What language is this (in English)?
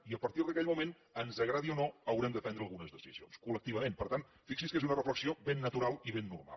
Catalan